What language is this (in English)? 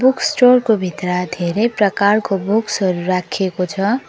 Nepali